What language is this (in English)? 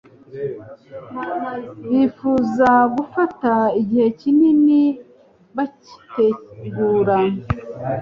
Kinyarwanda